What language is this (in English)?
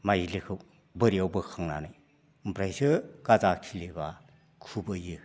Bodo